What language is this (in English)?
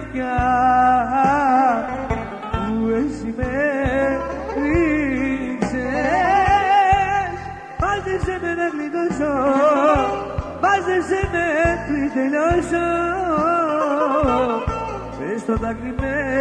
Greek